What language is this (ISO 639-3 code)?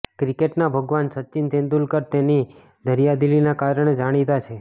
guj